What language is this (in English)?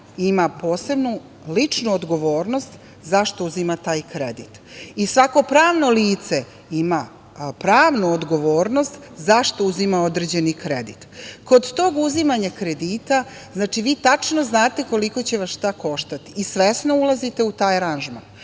Serbian